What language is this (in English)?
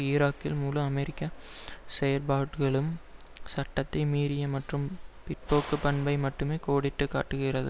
Tamil